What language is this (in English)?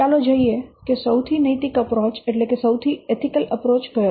Gujarati